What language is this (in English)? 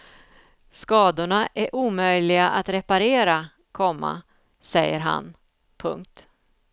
Swedish